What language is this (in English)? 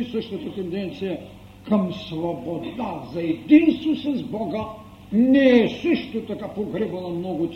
Bulgarian